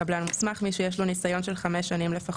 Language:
Hebrew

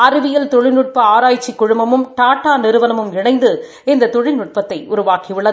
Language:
Tamil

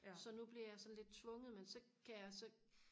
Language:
Danish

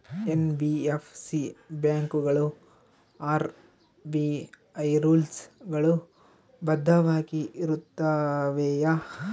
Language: Kannada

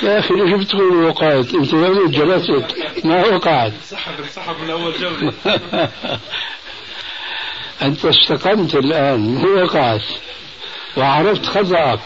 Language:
Arabic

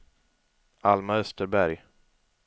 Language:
Swedish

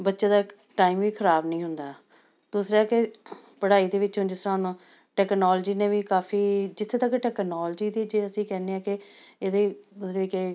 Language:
Punjabi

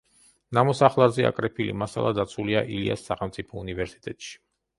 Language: Georgian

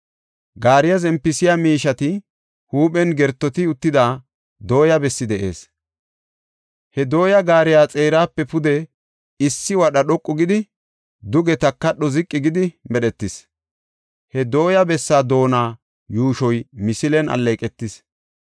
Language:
Gofa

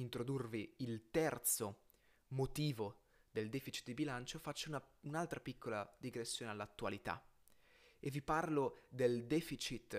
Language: Italian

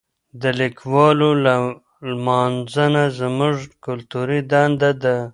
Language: Pashto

